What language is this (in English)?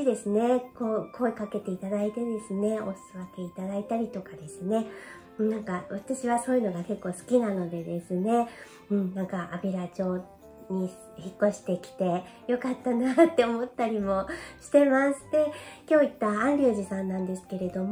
Japanese